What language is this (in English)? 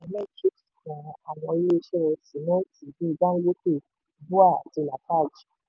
Yoruba